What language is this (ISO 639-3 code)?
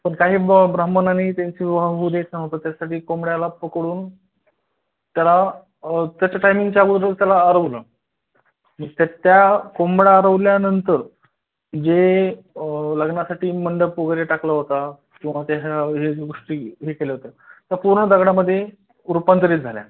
mar